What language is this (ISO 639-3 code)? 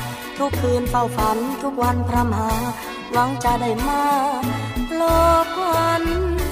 tha